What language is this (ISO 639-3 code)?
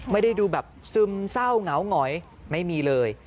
tha